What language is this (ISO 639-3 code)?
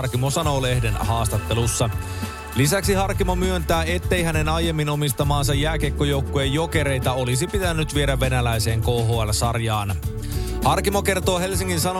fin